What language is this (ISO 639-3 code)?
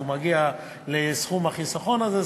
heb